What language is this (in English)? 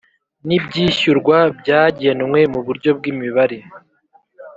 Kinyarwanda